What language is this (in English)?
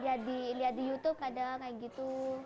Indonesian